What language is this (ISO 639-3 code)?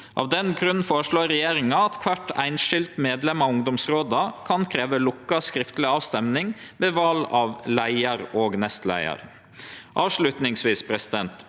nor